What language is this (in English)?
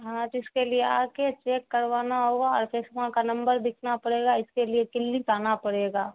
Urdu